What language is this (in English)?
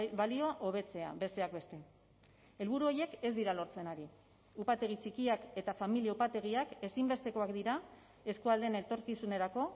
Basque